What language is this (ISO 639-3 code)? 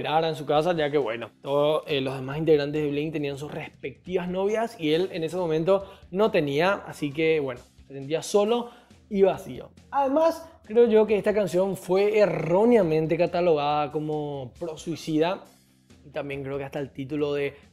spa